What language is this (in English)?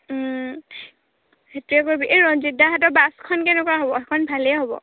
Assamese